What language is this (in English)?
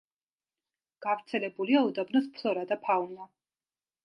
Georgian